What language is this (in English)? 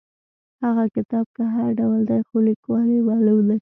Pashto